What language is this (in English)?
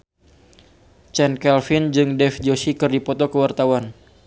Sundanese